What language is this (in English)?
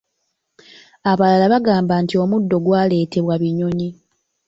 Ganda